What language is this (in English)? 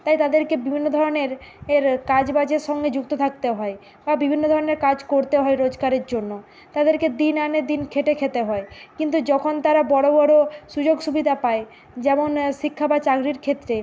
Bangla